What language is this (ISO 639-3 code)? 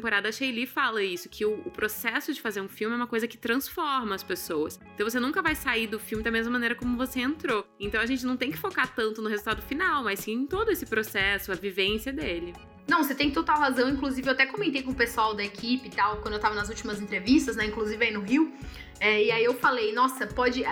por